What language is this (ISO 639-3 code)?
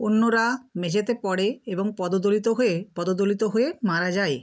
ben